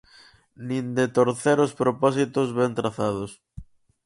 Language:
Galician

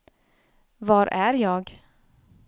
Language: Swedish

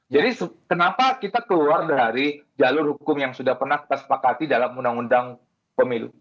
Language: Indonesian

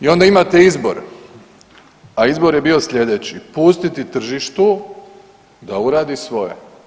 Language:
Croatian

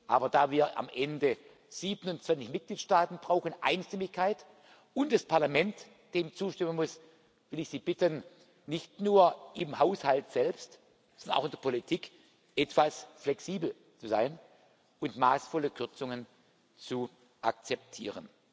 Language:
German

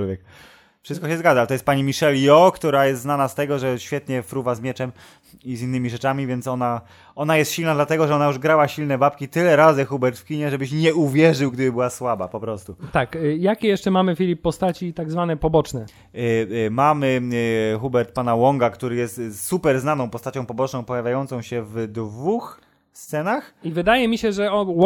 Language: Polish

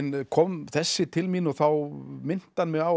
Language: Icelandic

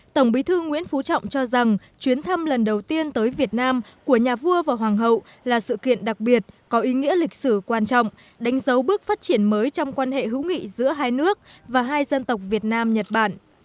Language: Vietnamese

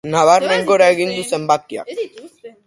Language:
Basque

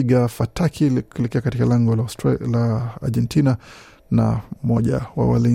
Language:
Swahili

